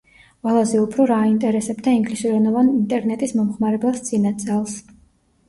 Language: Georgian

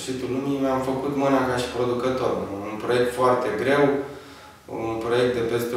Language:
Romanian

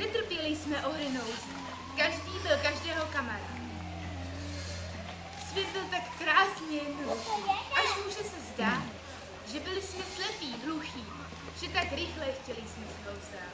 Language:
Czech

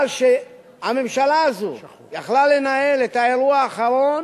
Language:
Hebrew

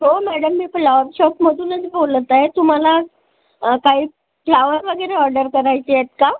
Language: Marathi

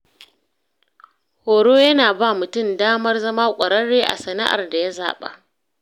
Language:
Hausa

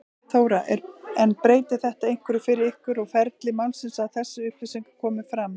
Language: Icelandic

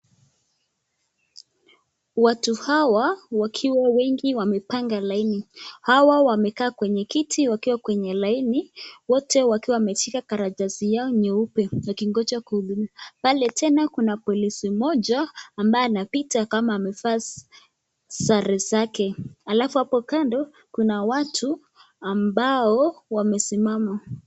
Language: Swahili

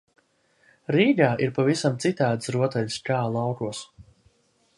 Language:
Latvian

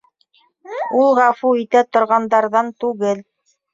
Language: Bashkir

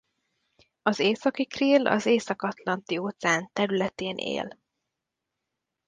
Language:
Hungarian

